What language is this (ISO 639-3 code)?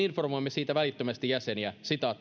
fin